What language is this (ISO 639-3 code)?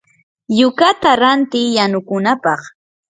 qur